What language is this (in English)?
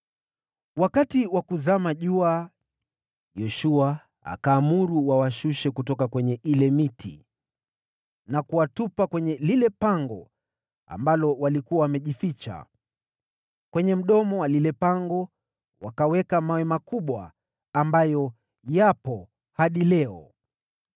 Swahili